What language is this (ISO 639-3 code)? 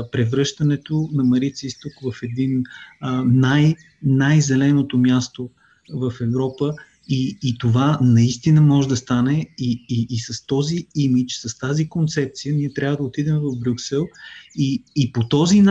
bul